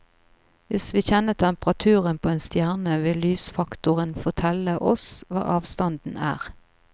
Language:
Norwegian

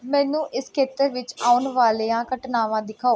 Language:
Punjabi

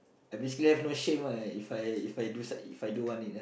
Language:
English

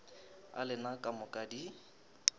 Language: Northern Sotho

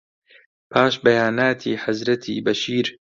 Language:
Central Kurdish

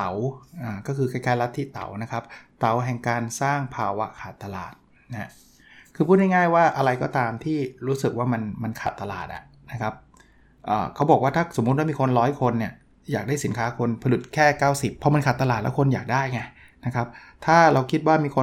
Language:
Thai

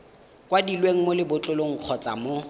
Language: Tswana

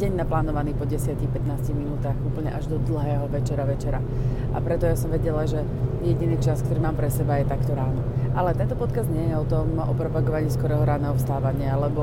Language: Slovak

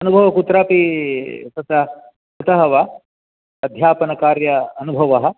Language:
Sanskrit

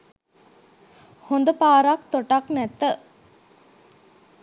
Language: Sinhala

